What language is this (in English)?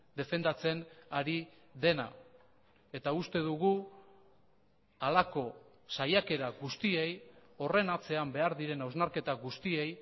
Basque